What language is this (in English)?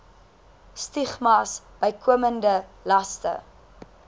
Afrikaans